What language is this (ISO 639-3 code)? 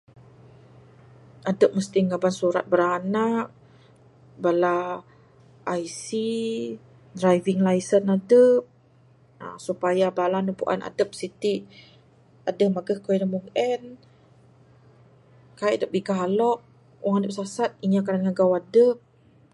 sdo